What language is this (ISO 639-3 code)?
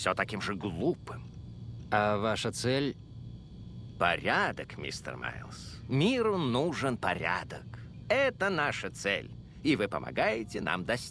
rus